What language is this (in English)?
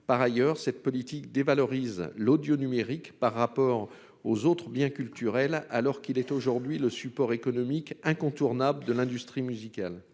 French